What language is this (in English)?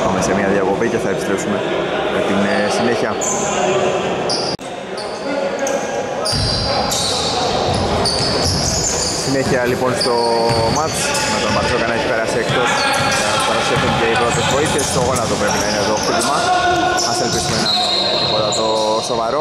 Greek